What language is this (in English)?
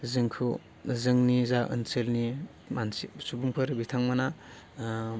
Bodo